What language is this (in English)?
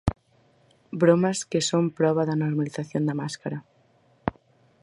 Galician